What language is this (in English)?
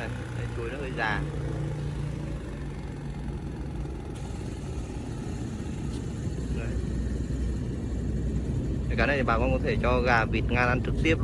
Vietnamese